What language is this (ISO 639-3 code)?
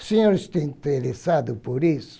por